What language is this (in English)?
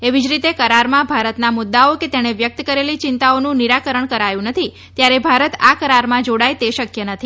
Gujarati